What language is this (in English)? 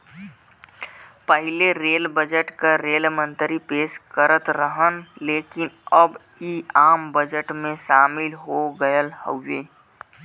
Bhojpuri